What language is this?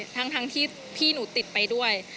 Thai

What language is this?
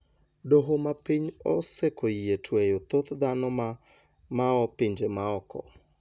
Luo (Kenya and Tanzania)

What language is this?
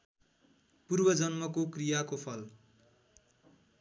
Nepali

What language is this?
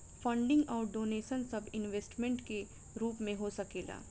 Bhojpuri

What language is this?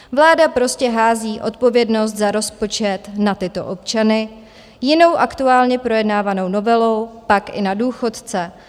Czech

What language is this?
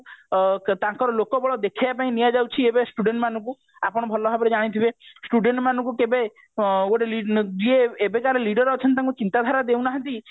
Odia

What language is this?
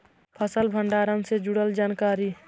Magahi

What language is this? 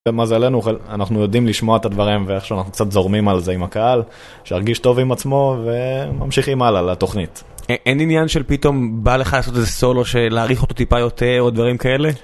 Hebrew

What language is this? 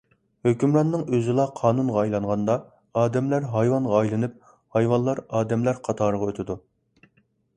Uyghur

